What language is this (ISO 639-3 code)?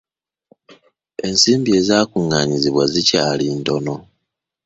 lug